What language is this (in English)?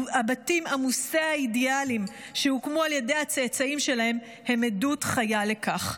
Hebrew